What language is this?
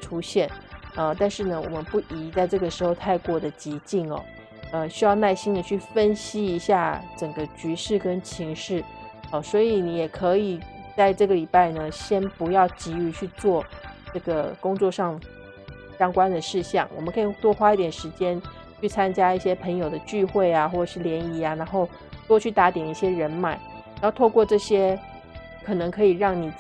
Chinese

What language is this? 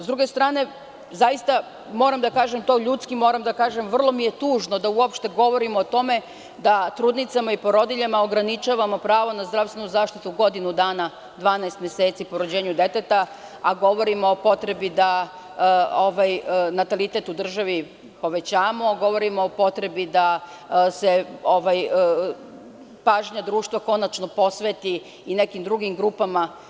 Serbian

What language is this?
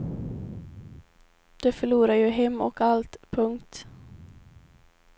Swedish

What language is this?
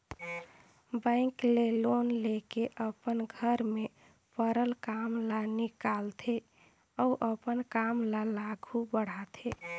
Chhattisgarhi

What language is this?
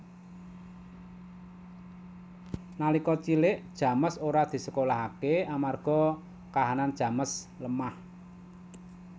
Javanese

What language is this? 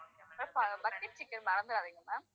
Tamil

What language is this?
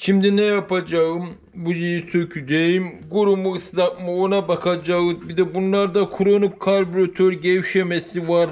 Turkish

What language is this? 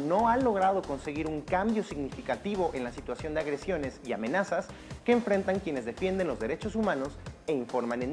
Spanish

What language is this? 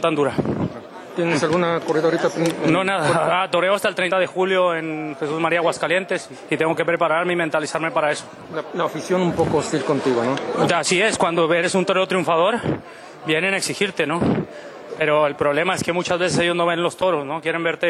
Spanish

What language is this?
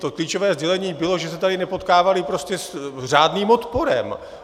Czech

